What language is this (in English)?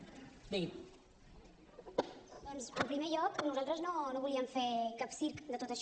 Catalan